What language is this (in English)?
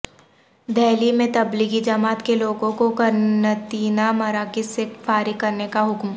Urdu